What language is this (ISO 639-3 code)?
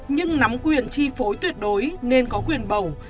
vie